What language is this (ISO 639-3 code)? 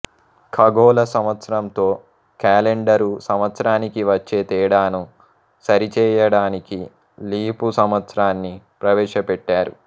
tel